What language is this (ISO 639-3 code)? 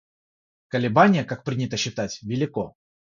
rus